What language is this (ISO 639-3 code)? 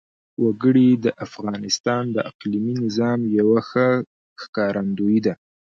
pus